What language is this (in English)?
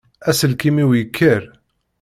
Kabyle